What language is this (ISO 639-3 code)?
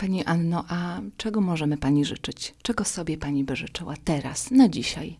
pol